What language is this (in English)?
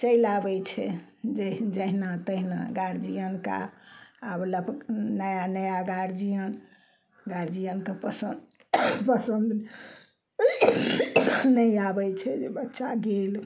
Maithili